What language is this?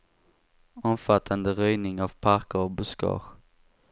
Swedish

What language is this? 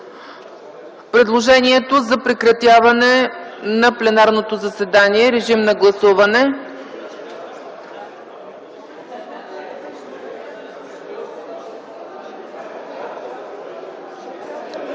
Bulgarian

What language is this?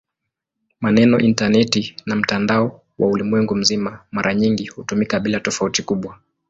Swahili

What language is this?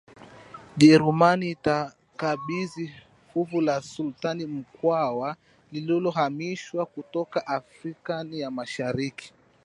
Swahili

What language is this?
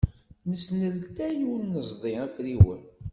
Kabyle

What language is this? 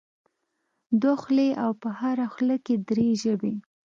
Pashto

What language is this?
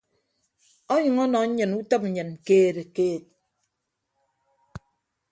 Ibibio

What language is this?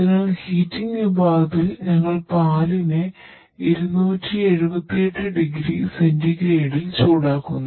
Malayalam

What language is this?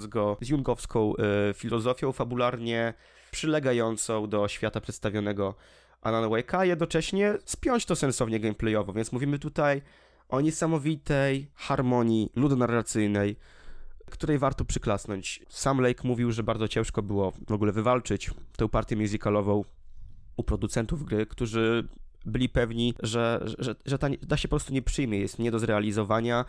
Polish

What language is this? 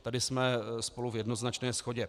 Czech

